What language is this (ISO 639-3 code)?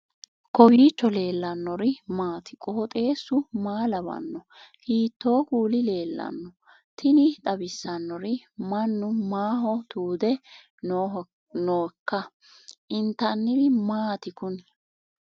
sid